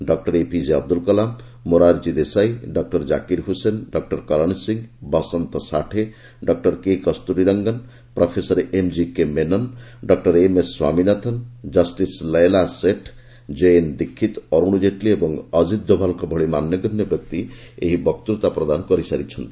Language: Odia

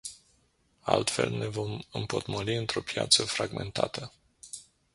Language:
Romanian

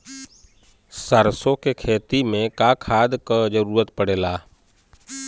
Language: Bhojpuri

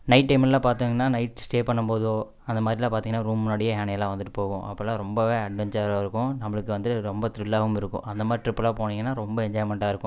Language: Tamil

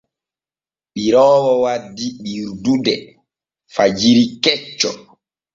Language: Borgu Fulfulde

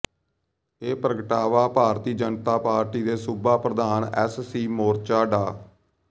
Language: Punjabi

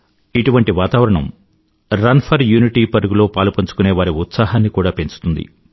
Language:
Telugu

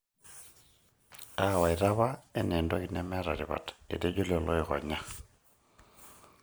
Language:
Masai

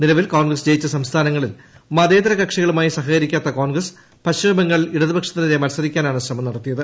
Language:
Malayalam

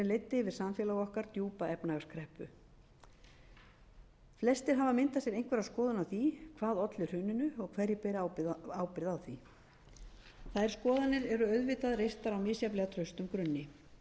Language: Icelandic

